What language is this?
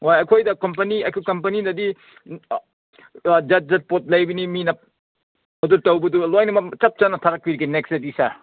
Manipuri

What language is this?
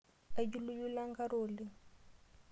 Masai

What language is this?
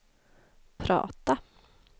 Swedish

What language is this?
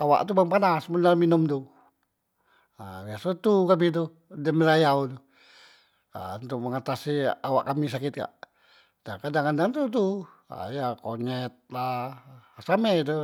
Musi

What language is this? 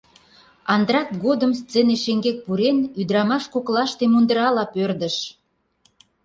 Mari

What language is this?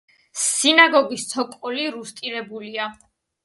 Georgian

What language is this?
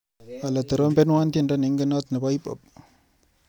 Kalenjin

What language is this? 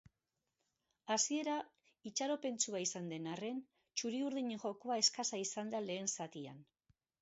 Basque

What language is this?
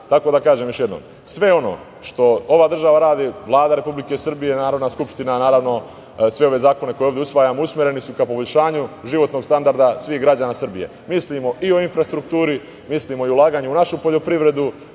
Serbian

